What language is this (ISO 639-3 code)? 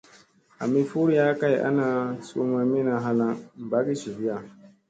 mse